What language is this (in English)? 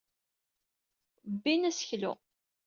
Kabyle